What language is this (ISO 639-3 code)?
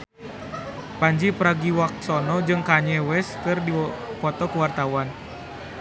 sun